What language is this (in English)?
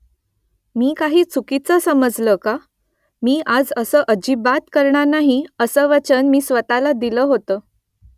Marathi